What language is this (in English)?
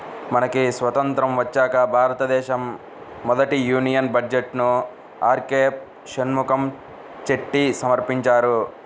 Telugu